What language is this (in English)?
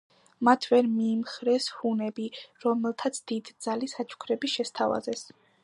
Georgian